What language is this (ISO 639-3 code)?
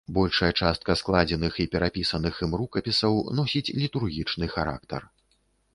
bel